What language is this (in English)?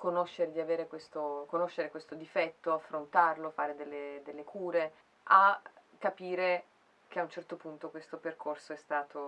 Italian